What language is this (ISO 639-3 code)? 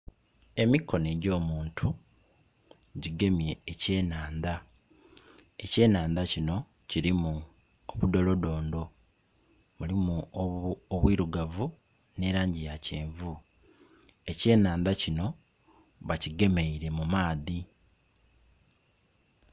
xog